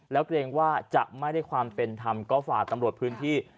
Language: Thai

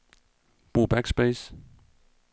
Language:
Danish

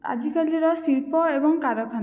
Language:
Odia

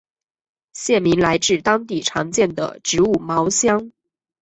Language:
Chinese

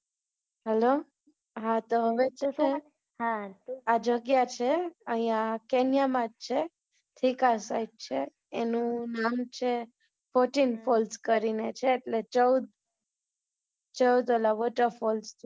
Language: Gujarati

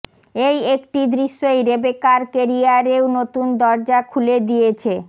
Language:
Bangla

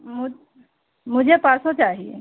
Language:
Hindi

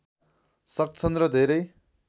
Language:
Nepali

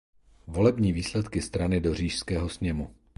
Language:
Czech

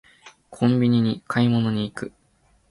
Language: Japanese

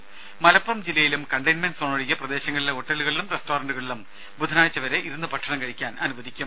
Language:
Malayalam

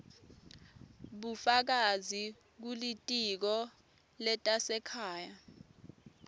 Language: Swati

